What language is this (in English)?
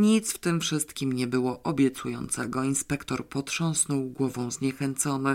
Polish